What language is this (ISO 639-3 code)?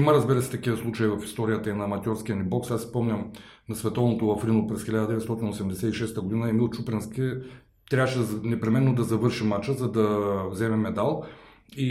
bul